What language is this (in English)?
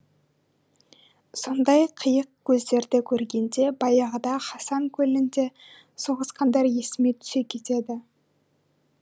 Kazakh